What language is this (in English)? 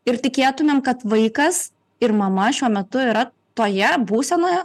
Lithuanian